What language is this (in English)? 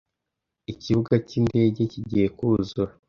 Kinyarwanda